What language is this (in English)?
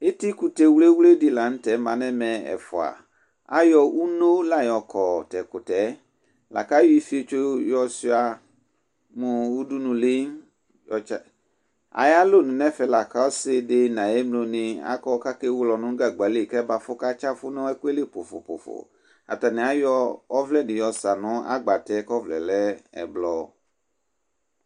Ikposo